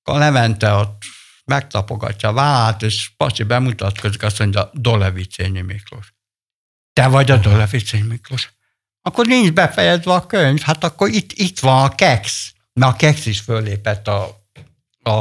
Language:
Hungarian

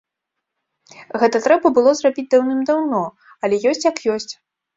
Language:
Belarusian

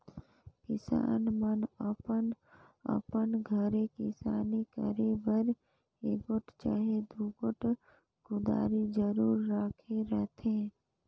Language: Chhattisgarhi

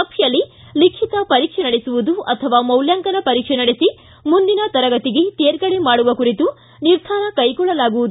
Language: Kannada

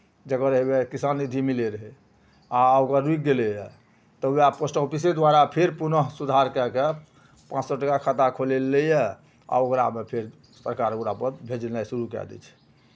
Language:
Maithili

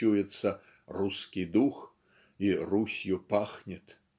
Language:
Russian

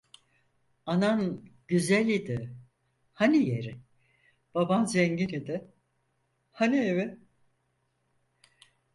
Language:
Turkish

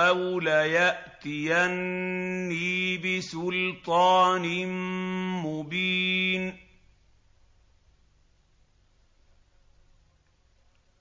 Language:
Arabic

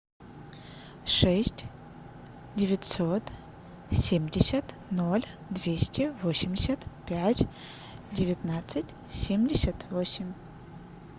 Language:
Russian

